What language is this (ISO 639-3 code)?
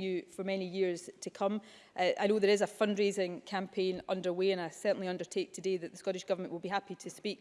eng